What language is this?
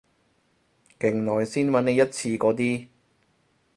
Cantonese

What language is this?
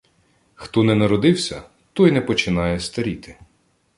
Ukrainian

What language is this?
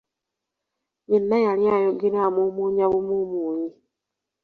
Ganda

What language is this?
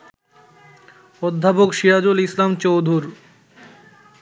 Bangla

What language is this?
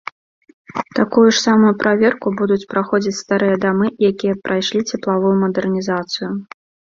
Belarusian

